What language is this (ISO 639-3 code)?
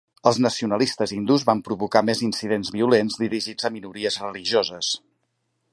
cat